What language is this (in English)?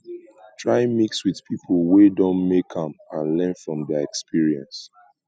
Nigerian Pidgin